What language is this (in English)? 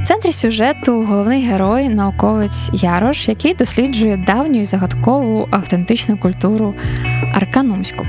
Ukrainian